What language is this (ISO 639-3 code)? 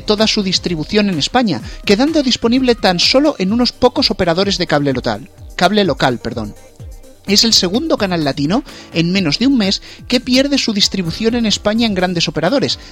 spa